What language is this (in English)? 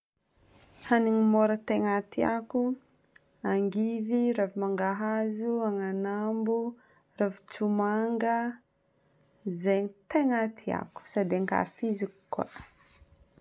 Northern Betsimisaraka Malagasy